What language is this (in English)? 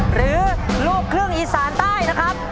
Thai